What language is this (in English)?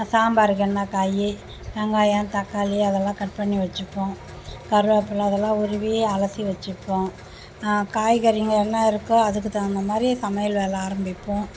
Tamil